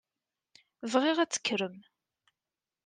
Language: Kabyle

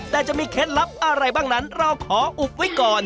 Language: Thai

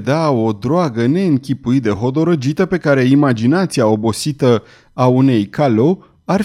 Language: Romanian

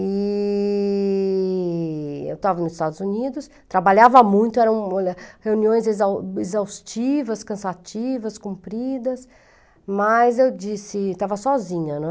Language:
Portuguese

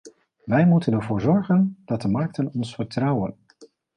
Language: Dutch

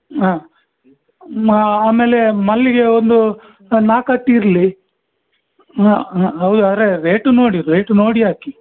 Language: Kannada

